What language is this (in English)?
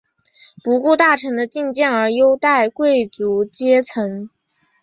Chinese